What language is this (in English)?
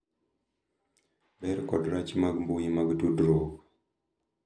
Luo (Kenya and Tanzania)